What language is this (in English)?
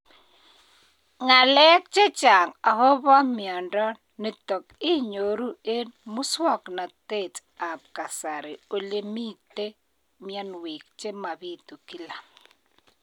Kalenjin